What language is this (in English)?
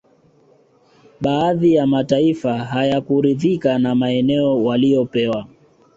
Swahili